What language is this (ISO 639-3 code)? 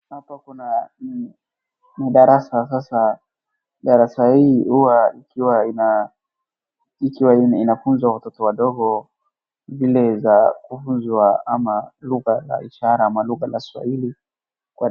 swa